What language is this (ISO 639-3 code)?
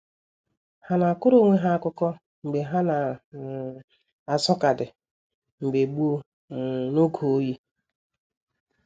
ibo